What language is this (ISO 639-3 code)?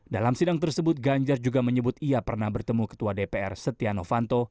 ind